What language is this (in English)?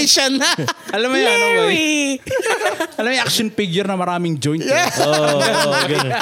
Filipino